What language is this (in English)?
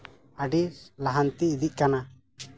Santali